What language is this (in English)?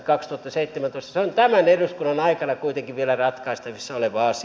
Finnish